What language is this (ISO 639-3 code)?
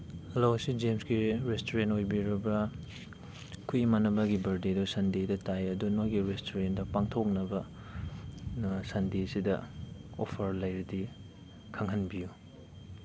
mni